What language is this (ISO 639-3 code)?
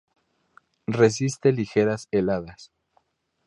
spa